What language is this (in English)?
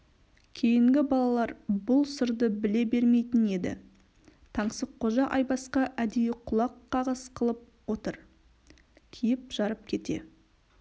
Kazakh